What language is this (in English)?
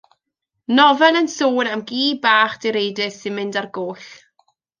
Welsh